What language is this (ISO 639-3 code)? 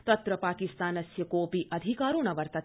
san